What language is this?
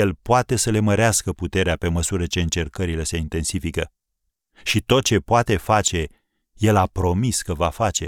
Romanian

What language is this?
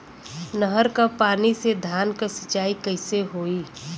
Bhojpuri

